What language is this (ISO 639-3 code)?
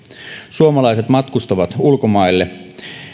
fin